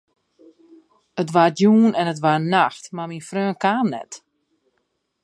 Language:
Western Frisian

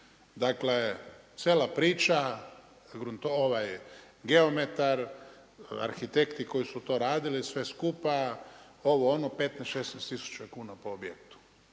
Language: Croatian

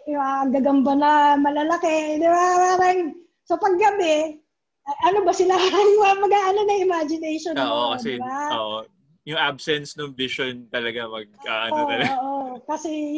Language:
Filipino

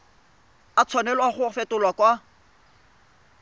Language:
Tswana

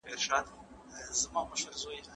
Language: Pashto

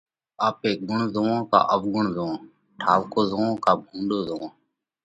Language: Parkari Koli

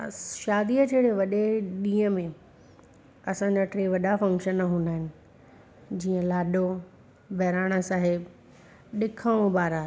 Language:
Sindhi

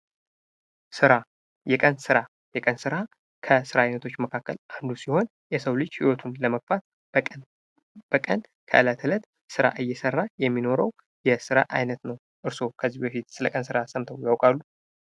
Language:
Amharic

